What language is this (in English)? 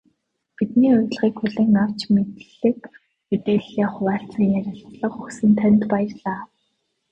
Mongolian